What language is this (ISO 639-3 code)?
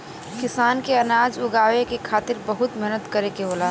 bho